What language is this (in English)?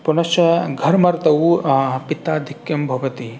Sanskrit